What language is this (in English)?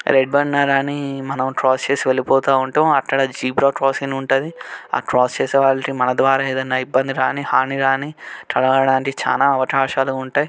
Telugu